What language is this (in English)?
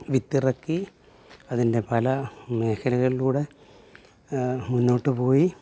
Malayalam